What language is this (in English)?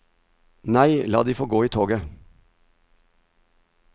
Norwegian